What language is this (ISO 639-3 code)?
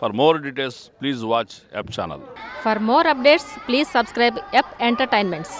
tel